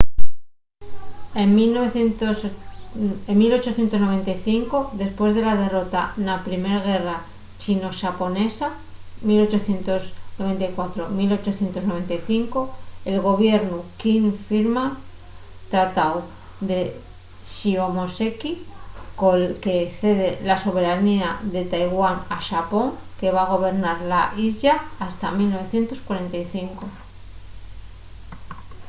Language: Asturian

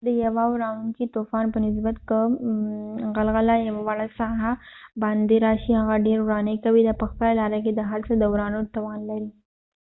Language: Pashto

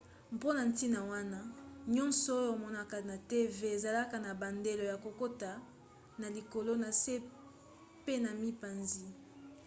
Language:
Lingala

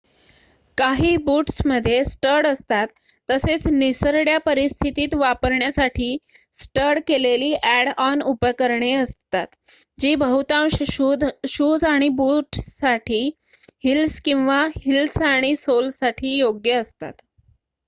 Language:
Marathi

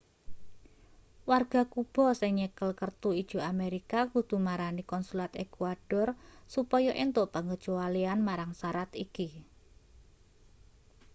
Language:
Javanese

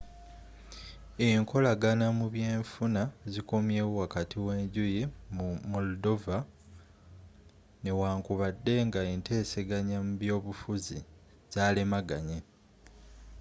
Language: Ganda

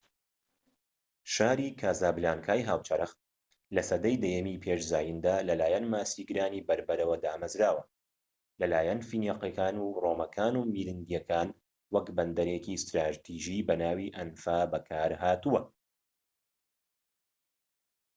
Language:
Central Kurdish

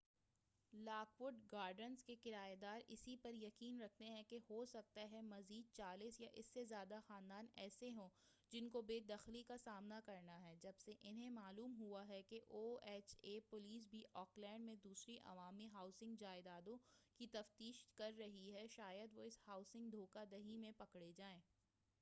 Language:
Urdu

